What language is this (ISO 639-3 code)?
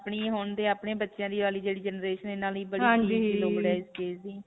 pan